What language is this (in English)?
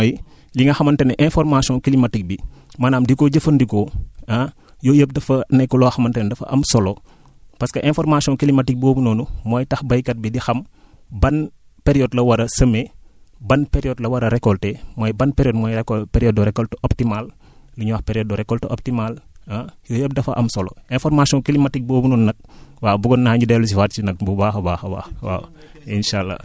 Wolof